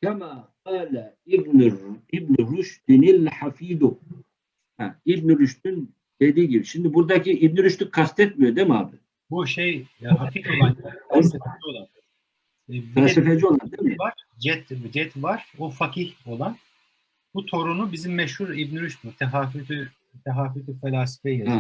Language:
Turkish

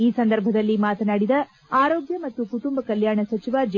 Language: Kannada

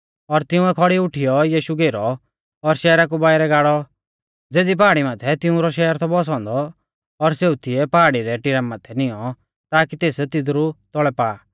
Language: Mahasu Pahari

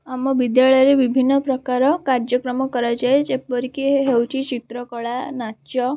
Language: Odia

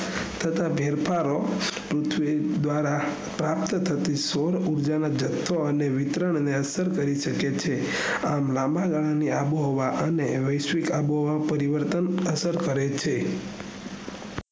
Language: Gujarati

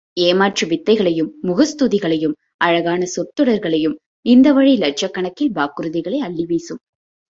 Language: Tamil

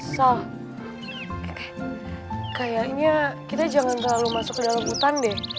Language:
Indonesian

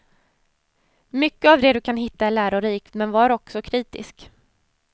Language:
Swedish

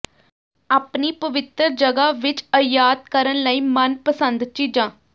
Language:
Punjabi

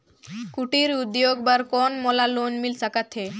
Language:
Chhattisgarhi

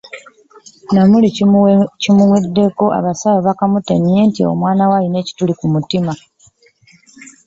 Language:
Ganda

